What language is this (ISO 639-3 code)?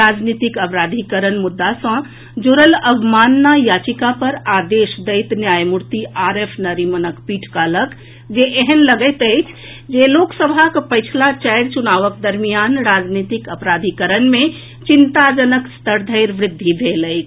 mai